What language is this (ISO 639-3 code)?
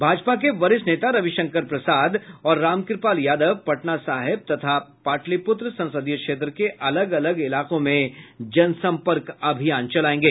hin